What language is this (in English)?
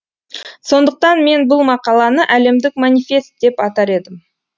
Kazakh